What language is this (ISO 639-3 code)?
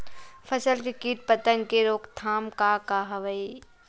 hne